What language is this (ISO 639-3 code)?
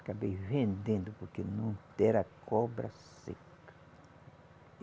por